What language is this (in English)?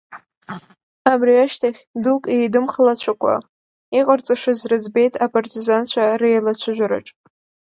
Abkhazian